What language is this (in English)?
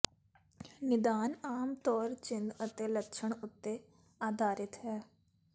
Punjabi